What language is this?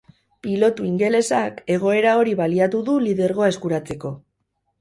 Basque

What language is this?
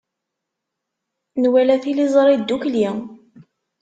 Kabyle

